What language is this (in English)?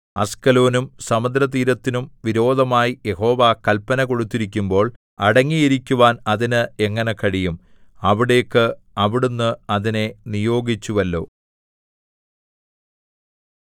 Malayalam